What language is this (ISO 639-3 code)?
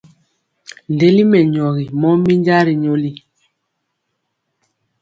mcx